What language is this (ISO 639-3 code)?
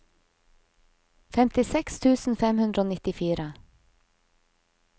nor